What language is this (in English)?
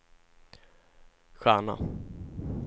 Swedish